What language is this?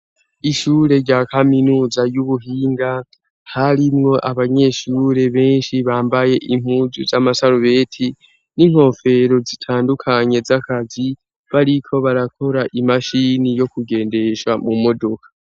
Rundi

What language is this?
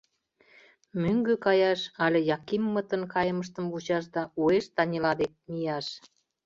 Mari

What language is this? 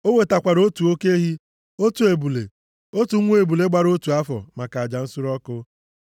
Igbo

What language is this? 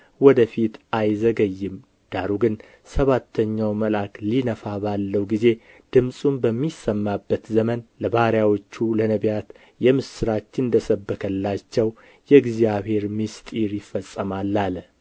Amharic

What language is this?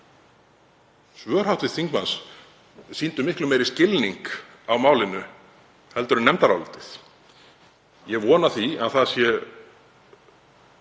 Icelandic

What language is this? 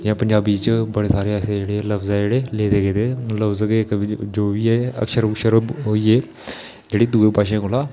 Dogri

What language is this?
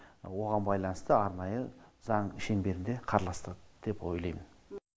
Kazakh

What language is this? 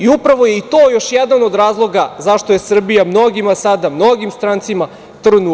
Serbian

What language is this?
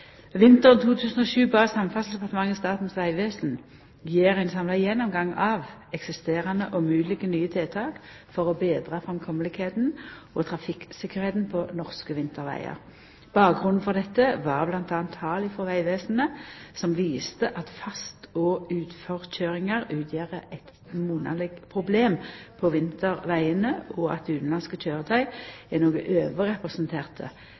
Norwegian Nynorsk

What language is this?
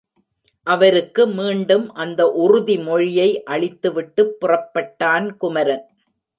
Tamil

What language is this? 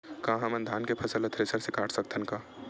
Chhattisgarhi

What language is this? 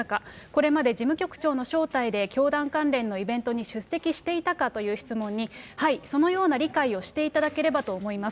Japanese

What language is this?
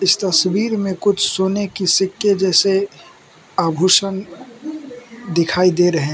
Hindi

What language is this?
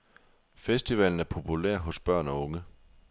Danish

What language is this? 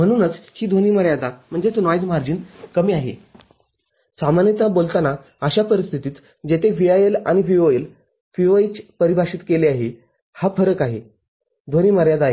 Marathi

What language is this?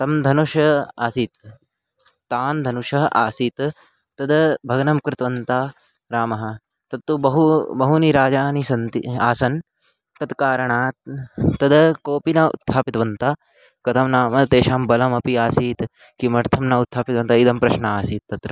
Sanskrit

